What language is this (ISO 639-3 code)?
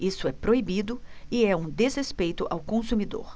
por